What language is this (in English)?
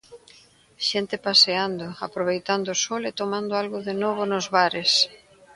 Galician